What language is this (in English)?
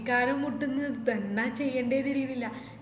Malayalam